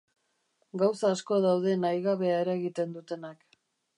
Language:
Basque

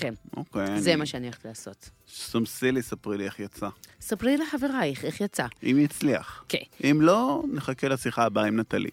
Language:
Hebrew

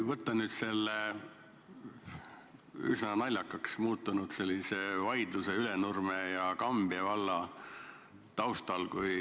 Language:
Estonian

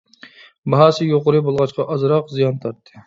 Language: Uyghur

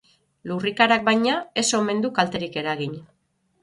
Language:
Basque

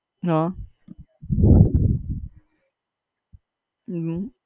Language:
Gujarati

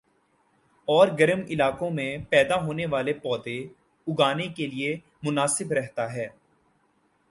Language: Urdu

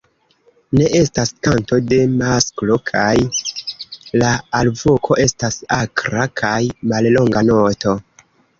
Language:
Esperanto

